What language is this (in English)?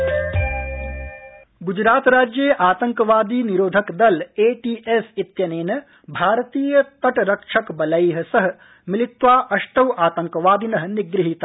Sanskrit